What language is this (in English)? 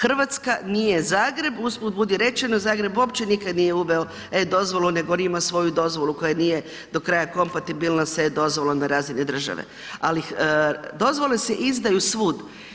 Croatian